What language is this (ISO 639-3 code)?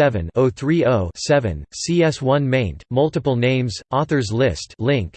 eng